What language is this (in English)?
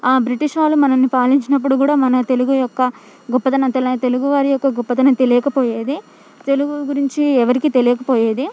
Telugu